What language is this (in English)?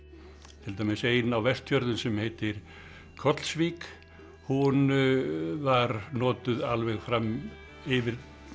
Icelandic